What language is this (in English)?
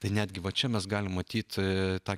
Lithuanian